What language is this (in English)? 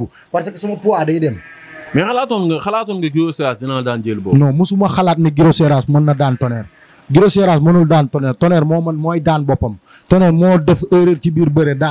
Indonesian